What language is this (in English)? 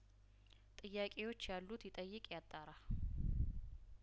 Amharic